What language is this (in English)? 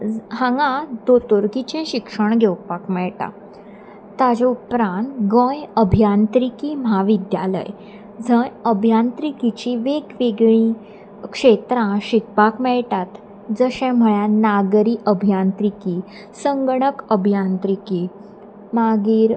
Konkani